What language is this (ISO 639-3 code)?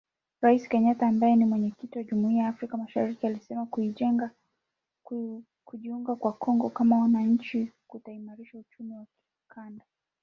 swa